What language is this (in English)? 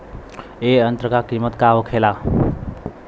Bhojpuri